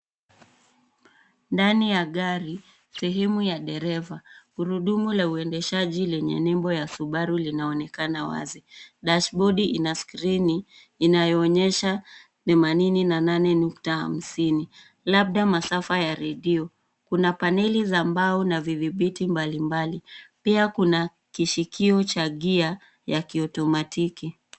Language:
Swahili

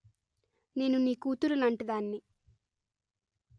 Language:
Telugu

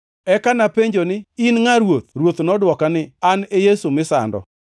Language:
Luo (Kenya and Tanzania)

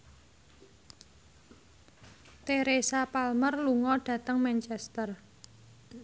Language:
Javanese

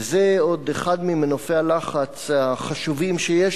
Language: Hebrew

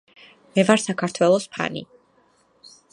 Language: Georgian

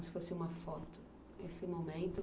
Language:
Portuguese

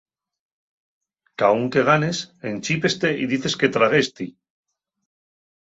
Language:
Asturian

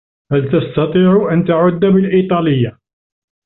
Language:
Arabic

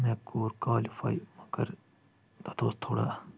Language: Kashmiri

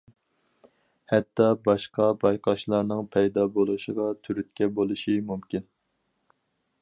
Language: Uyghur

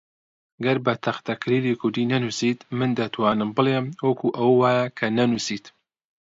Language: Central Kurdish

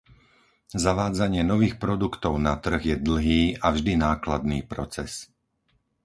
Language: Slovak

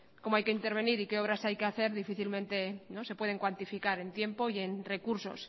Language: Spanish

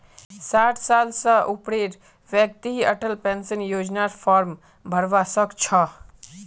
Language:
Magahi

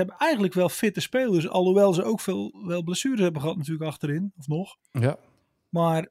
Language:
Dutch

